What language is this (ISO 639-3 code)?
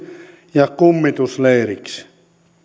fin